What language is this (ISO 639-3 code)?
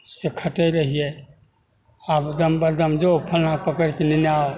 mai